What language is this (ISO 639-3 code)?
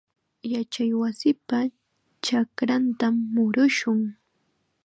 qxa